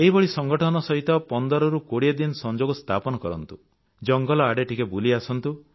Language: Odia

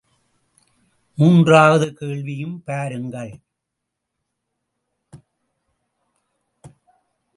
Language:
Tamil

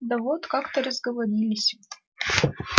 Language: Russian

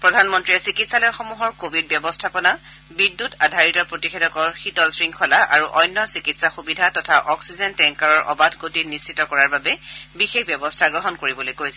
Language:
Assamese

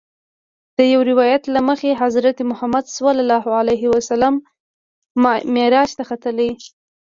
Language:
Pashto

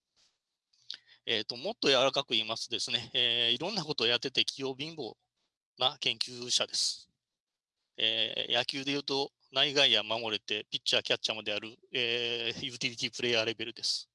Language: Japanese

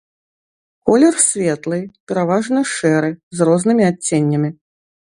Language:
Belarusian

